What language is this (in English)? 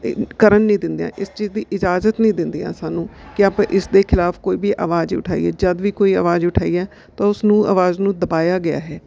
Punjabi